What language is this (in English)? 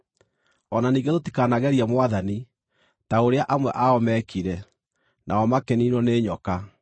Kikuyu